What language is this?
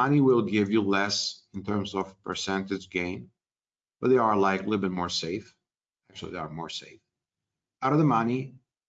English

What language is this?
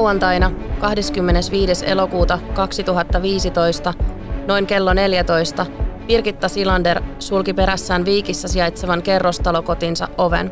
Finnish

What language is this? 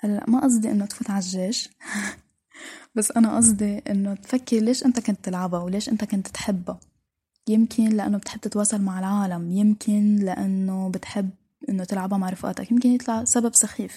Arabic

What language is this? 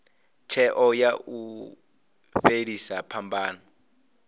Venda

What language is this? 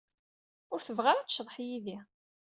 Kabyle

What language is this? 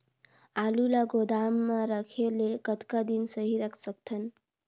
Chhattisgarhi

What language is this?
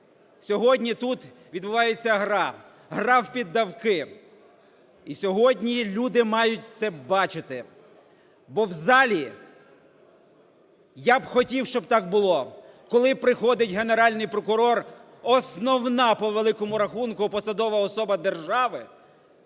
Ukrainian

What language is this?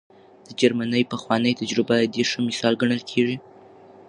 Pashto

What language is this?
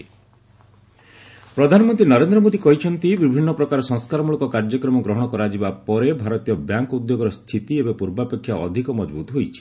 Odia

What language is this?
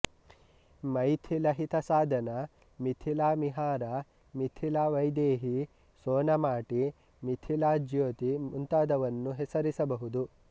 Kannada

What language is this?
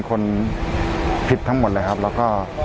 Thai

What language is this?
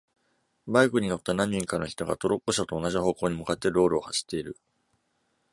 Japanese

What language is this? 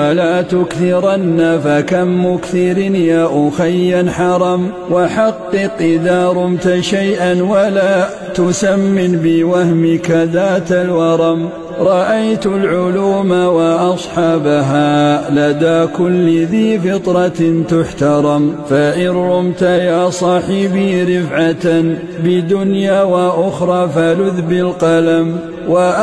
Arabic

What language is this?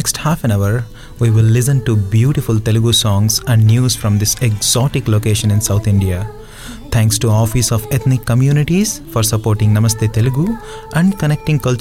Telugu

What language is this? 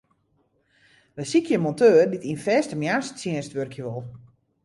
Western Frisian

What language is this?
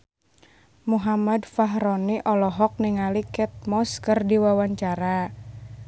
Sundanese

